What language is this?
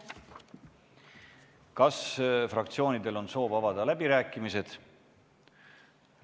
Estonian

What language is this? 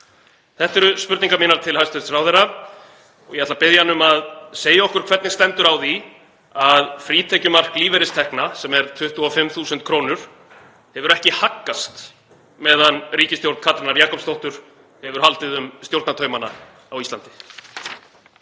Icelandic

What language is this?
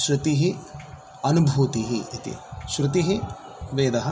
Sanskrit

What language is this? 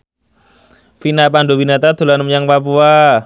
Javanese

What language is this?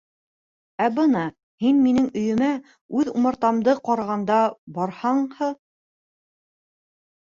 Bashkir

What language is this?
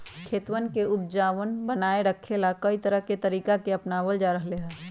Magahi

